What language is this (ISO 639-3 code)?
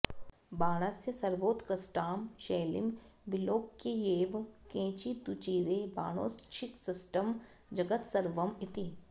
san